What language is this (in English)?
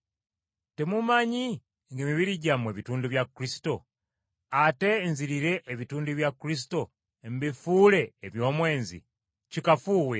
Ganda